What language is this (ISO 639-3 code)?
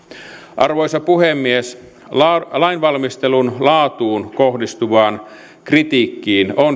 fin